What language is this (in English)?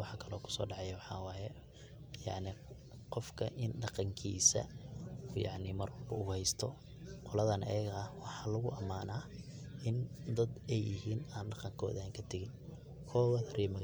Somali